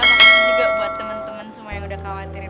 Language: Indonesian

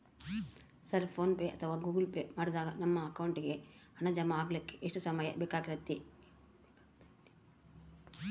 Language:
Kannada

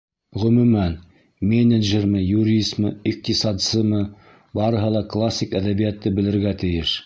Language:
Bashkir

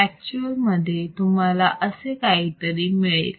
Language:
Marathi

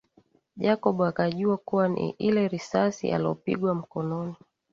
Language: Swahili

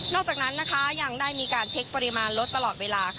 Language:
Thai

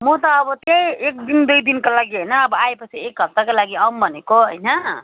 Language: Nepali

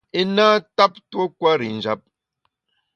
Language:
Bamun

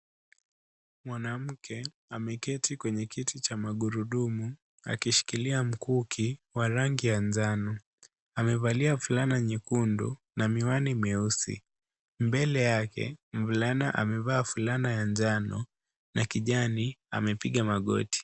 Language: Swahili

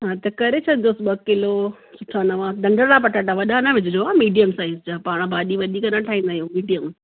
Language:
Sindhi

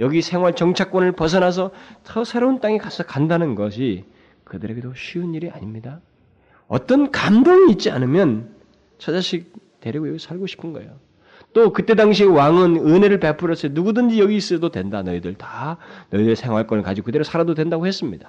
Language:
Korean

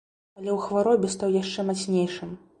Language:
Belarusian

